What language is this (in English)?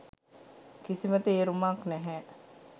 Sinhala